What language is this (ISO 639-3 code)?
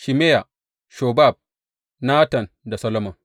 hau